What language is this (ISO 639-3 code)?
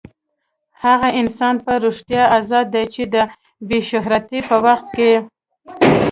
pus